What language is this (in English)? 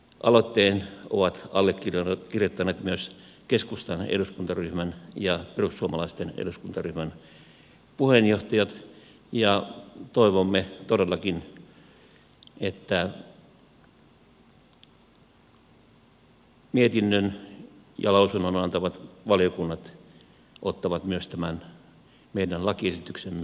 Finnish